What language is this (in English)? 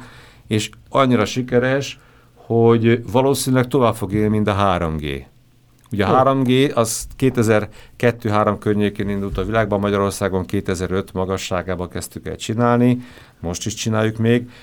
Hungarian